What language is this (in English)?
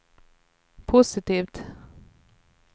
Swedish